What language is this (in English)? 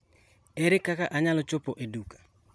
Luo (Kenya and Tanzania)